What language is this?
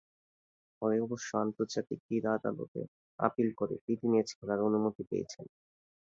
Bangla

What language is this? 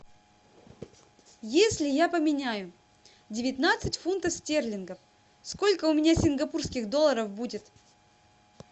Russian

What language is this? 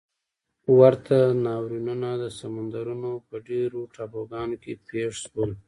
Pashto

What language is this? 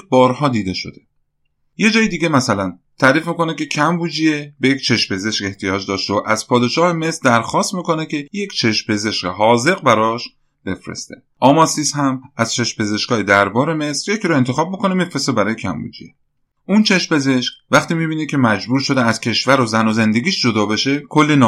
Persian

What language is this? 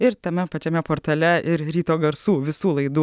Lithuanian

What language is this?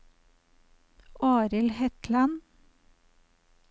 Norwegian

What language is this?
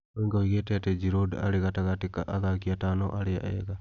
Kikuyu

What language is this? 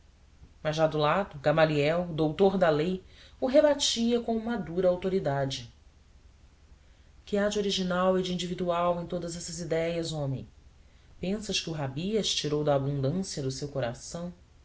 Portuguese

